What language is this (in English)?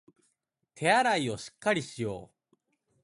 Japanese